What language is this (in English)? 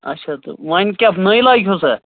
Kashmiri